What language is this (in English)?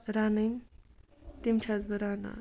Kashmiri